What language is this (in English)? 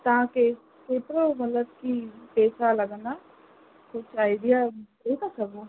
Sindhi